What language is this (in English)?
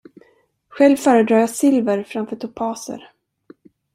Swedish